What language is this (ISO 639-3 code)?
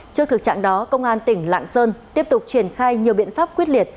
vie